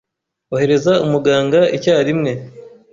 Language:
Kinyarwanda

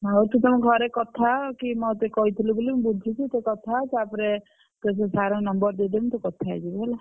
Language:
Odia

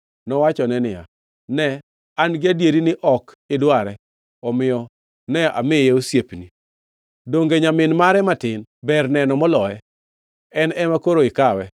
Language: Luo (Kenya and Tanzania)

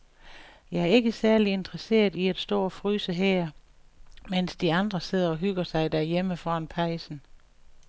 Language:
Danish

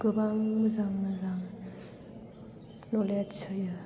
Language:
Bodo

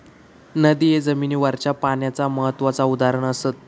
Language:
Marathi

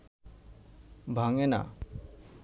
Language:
Bangla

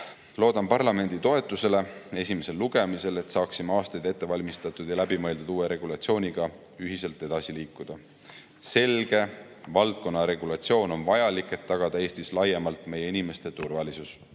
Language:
Estonian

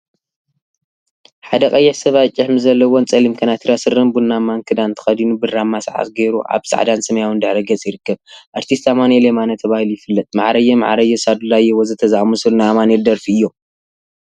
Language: Tigrinya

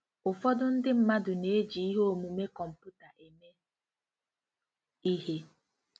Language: Igbo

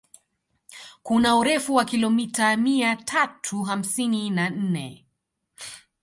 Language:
Swahili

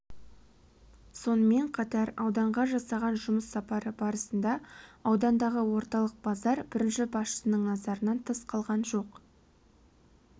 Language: Kazakh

